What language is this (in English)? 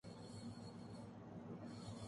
Urdu